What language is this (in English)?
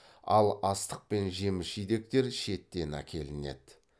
Kazakh